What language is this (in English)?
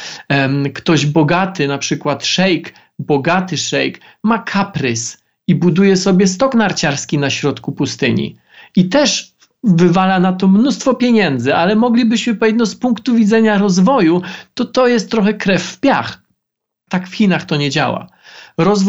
Polish